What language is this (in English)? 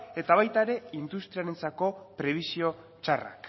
Basque